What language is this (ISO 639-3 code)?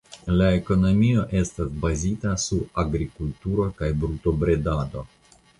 epo